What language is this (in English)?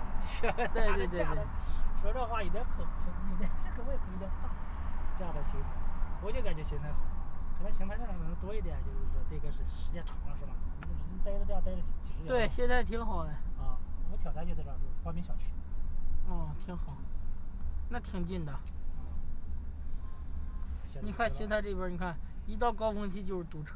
Chinese